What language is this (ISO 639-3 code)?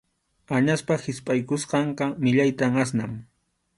qxu